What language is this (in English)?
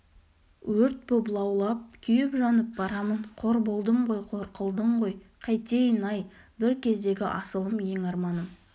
Kazakh